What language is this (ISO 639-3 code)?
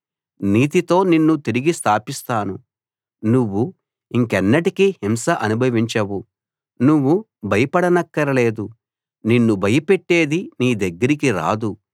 tel